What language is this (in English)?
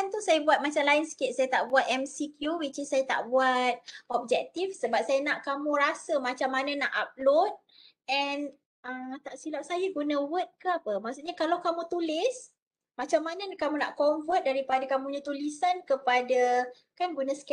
Malay